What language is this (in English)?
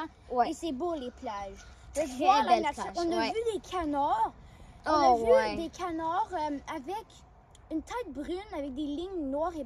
French